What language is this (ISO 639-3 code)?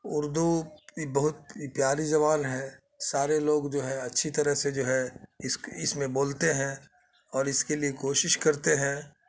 urd